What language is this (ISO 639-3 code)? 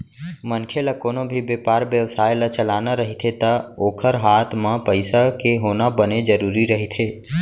hne